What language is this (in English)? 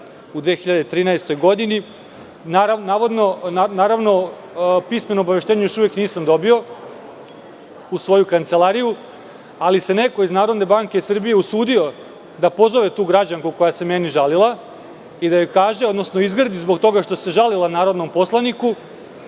Serbian